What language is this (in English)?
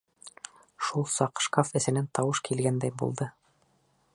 Bashkir